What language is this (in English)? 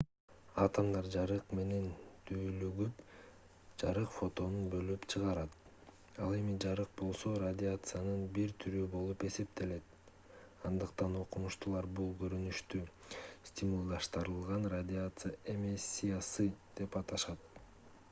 Kyrgyz